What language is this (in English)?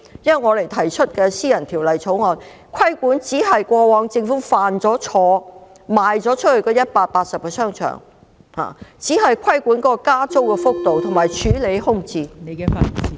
Cantonese